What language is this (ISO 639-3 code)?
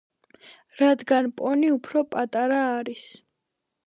kat